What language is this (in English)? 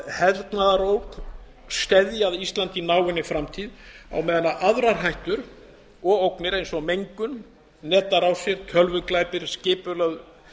Icelandic